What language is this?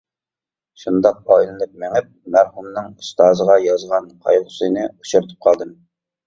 Uyghur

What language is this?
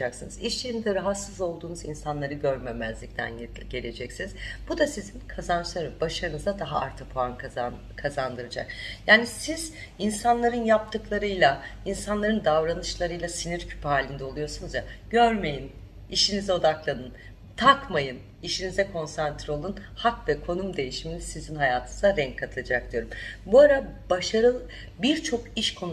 Turkish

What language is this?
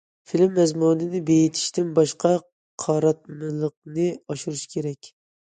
Uyghur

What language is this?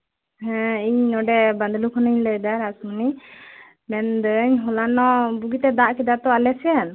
Santali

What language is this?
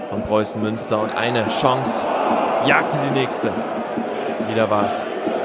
German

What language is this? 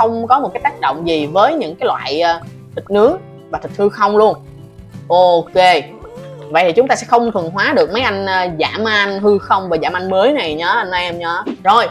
Vietnamese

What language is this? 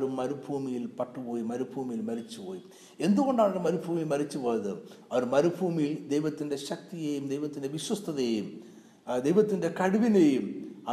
Malayalam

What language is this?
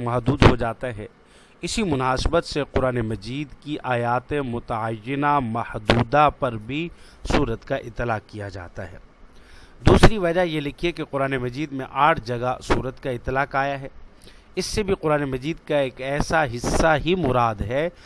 Urdu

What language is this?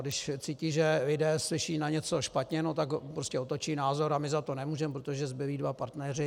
Czech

